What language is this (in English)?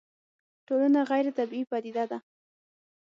Pashto